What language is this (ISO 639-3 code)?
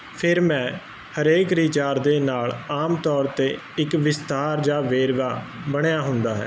pan